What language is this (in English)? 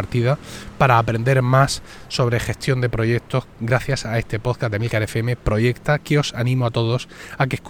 Spanish